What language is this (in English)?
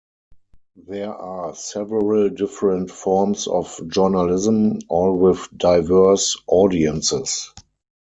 English